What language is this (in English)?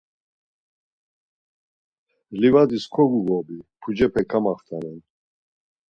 Laz